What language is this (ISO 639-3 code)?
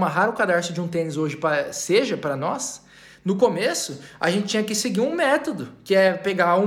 por